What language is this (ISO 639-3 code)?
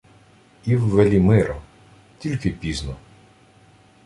ukr